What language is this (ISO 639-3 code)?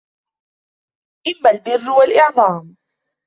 ara